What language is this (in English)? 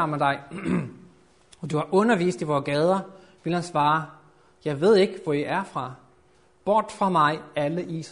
Danish